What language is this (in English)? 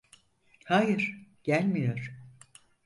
Turkish